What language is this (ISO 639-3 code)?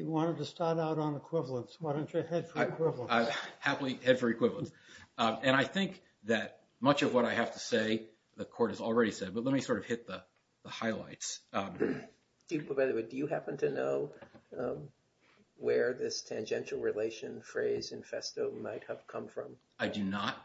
eng